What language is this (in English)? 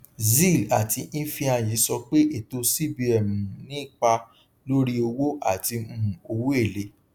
Yoruba